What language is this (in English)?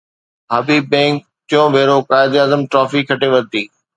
Sindhi